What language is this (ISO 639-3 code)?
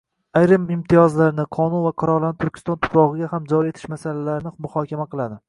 uzb